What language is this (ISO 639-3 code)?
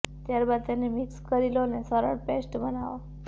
guj